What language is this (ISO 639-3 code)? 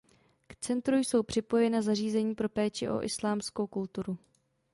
ces